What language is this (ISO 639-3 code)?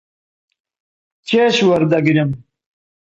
ckb